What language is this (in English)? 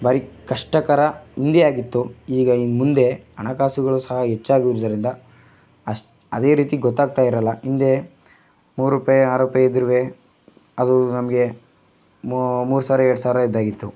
Kannada